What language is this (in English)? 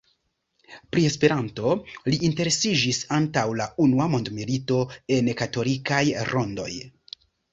Esperanto